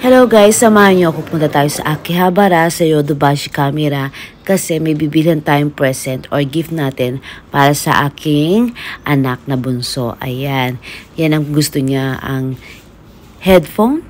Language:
Filipino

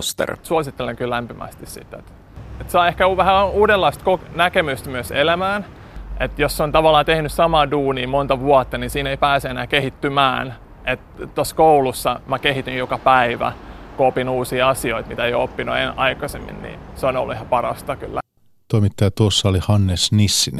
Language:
Finnish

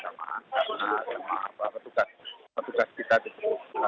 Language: Indonesian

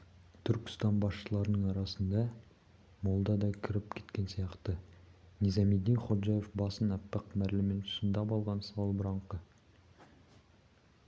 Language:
Kazakh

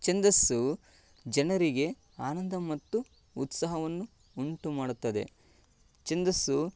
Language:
Kannada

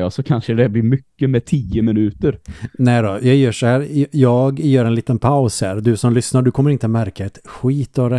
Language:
Swedish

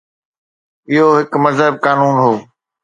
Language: Sindhi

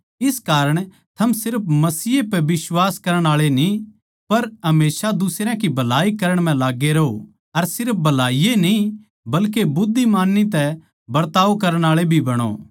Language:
Haryanvi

